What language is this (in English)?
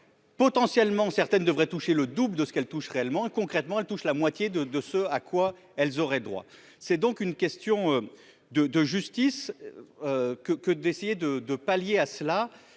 French